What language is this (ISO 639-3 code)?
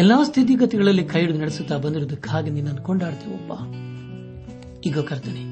kan